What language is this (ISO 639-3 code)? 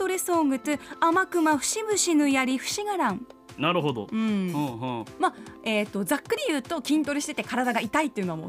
jpn